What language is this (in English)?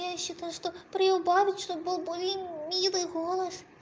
Russian